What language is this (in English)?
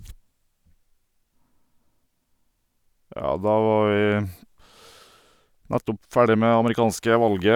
Norwegian